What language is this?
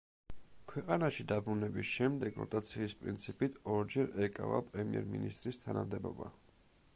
Georgian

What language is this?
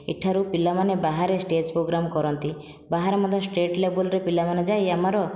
Odia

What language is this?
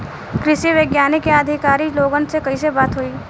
Bhojpuri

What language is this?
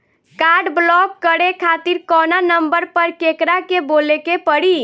Bhojpuri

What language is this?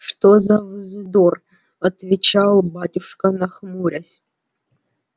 Russian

